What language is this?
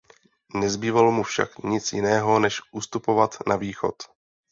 Czech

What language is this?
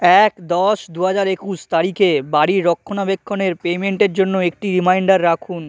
Bangla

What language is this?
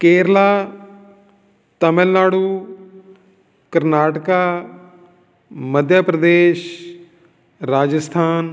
Punjabi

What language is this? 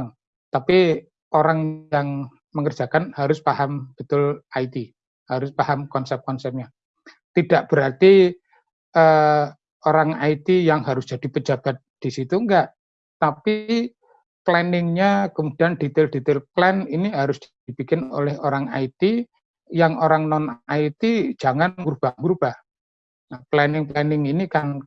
Indonesian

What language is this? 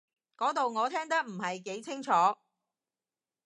Cantonese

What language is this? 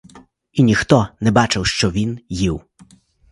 Ukrainian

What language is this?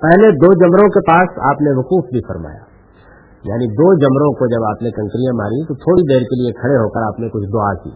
Urdu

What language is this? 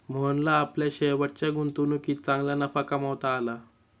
Marathi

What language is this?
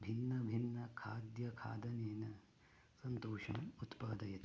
Sanskrit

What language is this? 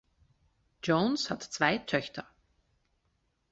German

